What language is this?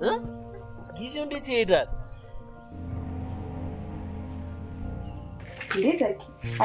Arabic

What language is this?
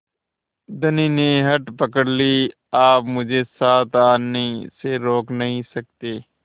Hindi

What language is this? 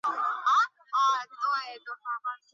Chinese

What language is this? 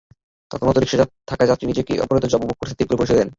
Bangla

